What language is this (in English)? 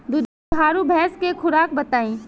Bhojpuri